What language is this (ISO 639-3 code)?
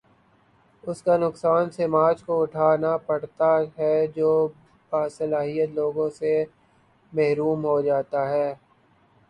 urd